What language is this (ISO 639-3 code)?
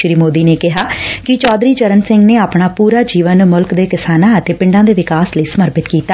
pan